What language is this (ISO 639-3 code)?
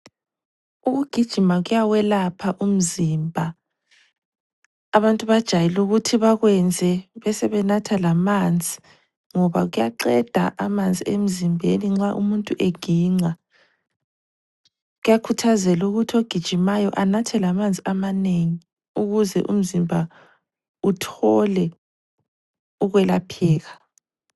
nde